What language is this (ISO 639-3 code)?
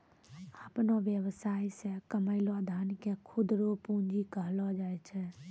mai